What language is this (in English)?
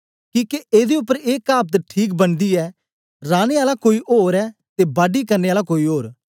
Dogri